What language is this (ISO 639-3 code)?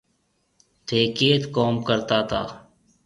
mve